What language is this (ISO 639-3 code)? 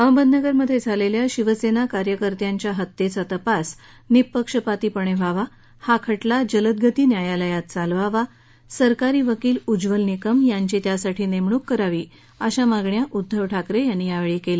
mar